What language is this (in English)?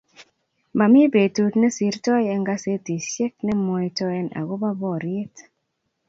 Kalenjin